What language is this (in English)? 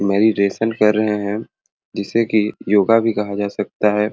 Sadri